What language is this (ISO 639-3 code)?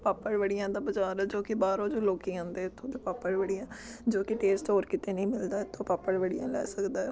pan